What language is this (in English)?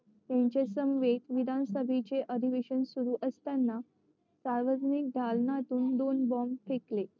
Marathi